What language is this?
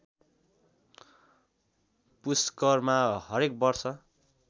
Nepali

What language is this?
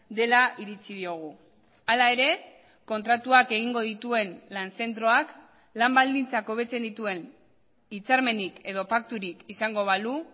Basque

